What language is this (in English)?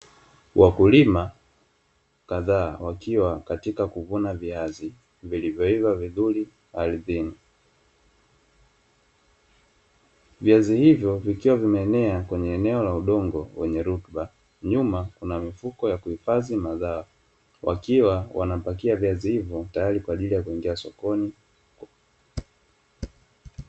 Swahili